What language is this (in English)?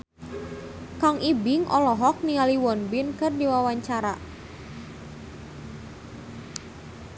Sundanese